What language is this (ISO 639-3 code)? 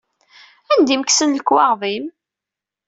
kab